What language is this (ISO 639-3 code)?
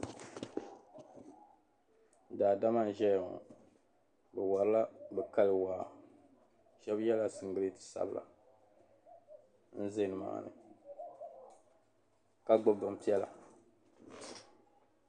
dag